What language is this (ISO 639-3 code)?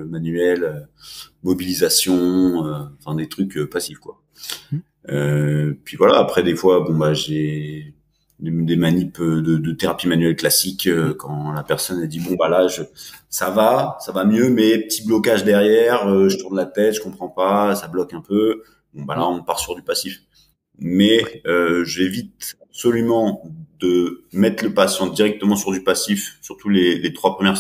fra